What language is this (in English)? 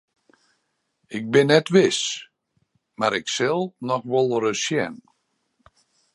Western Frisian